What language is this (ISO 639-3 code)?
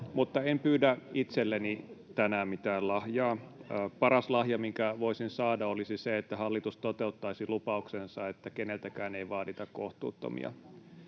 fin